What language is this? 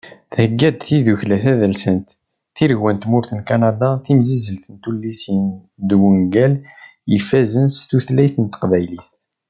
Kabyle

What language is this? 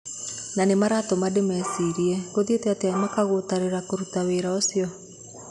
Kikuyu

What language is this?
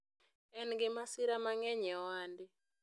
Luo (Kenya and Tanzania)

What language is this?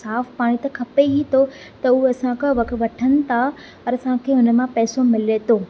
Sindhi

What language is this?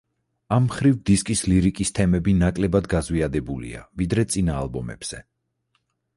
Georgian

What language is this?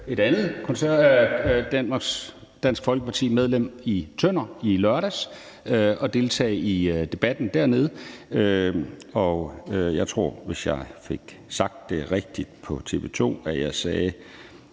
Danish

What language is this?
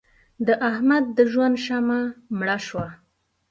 Pashto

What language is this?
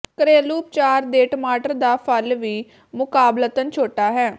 Punjabi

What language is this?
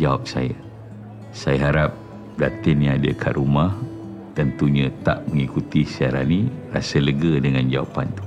Malay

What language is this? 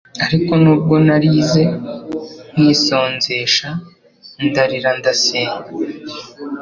Kinyarwanda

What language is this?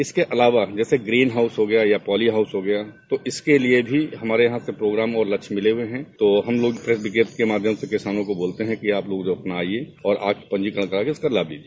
Hindi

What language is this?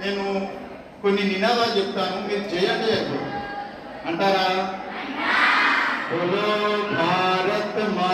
Telugu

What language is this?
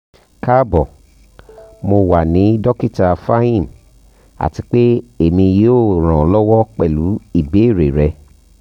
Yoruba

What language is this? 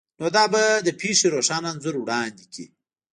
Pashto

